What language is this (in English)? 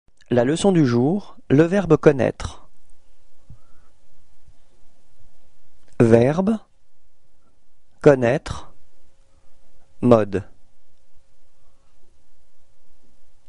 French